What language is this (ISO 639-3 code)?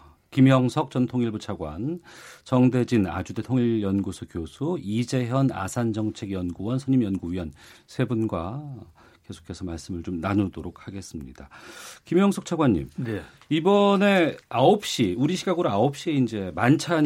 kor